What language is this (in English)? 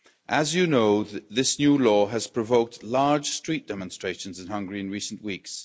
English